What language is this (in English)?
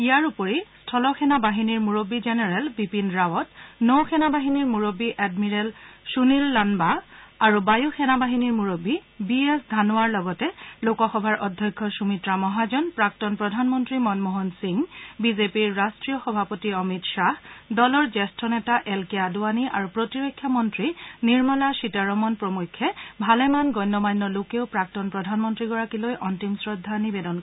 Assamese